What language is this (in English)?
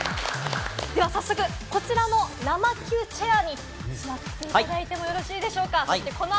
Japanese